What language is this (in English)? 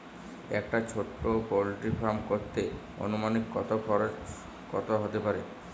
Bangla